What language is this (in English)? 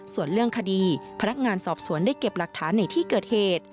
Thai